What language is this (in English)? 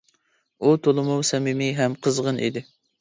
Uyghur